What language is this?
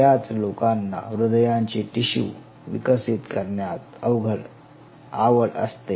Marathi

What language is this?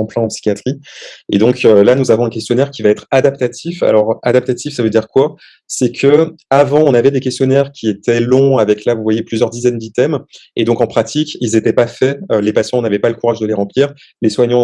French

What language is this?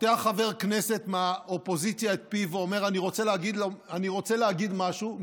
Hebrew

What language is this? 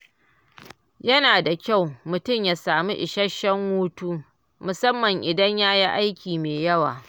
Hausa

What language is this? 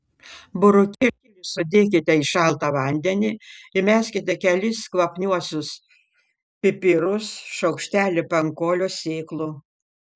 Lithuanian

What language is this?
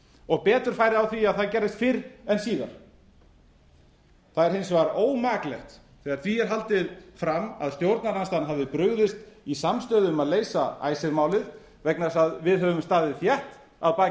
Icelandic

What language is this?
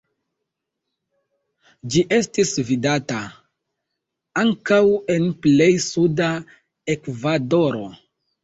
Esperanto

